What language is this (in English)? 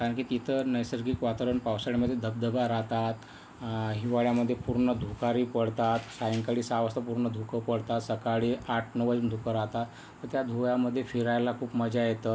Marathi